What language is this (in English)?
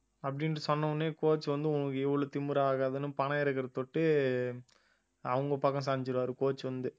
Tamil